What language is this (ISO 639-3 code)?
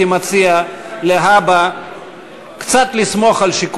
heb